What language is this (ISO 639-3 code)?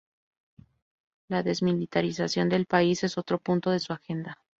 spa